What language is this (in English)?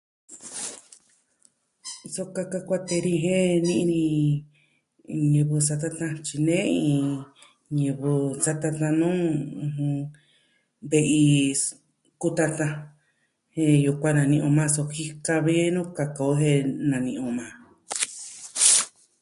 Southwestern Tlaxiaco Mixtec